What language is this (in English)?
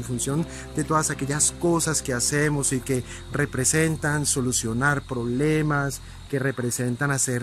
Spanish